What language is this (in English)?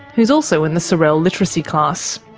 English